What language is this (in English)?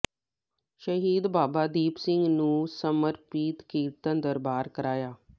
Punjabi